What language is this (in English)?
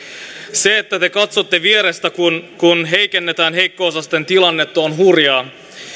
Finnish